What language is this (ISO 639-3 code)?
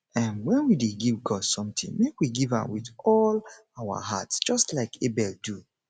pcm